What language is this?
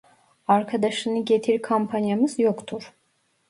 Turkish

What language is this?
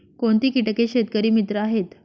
Marathi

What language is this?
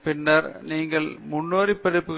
Tamil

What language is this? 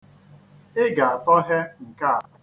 Igbo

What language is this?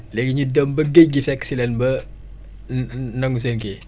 Wolof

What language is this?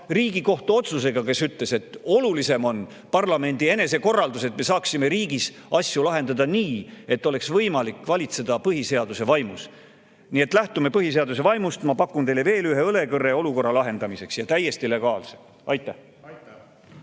Estonian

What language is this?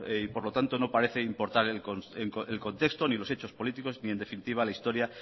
Spanish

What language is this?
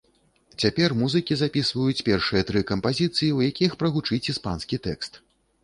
Belarusian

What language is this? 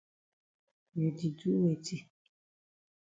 Cameroon Pidgin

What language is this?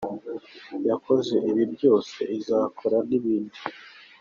Kinyarwanda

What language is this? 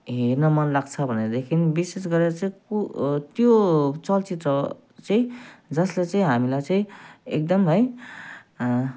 Nepali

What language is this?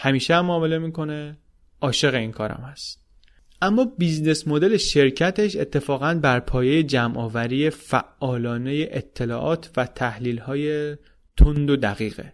Persian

